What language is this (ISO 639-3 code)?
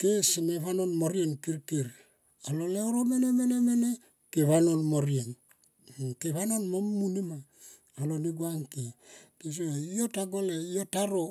tqp